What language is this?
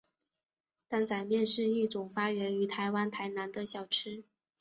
Chinese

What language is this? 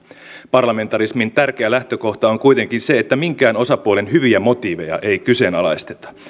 Finnish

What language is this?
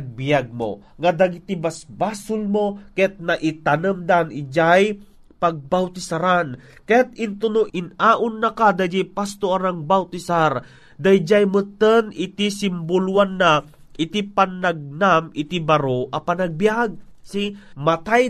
Filipino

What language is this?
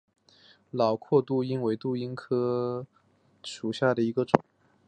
Chinese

